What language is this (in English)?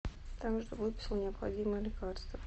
Russian